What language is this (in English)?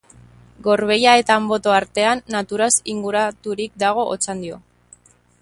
Basque